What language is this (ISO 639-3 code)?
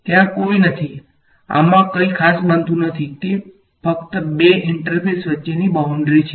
guj